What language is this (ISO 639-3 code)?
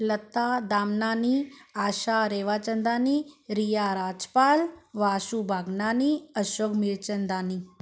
snd